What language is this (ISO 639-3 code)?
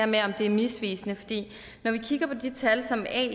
dan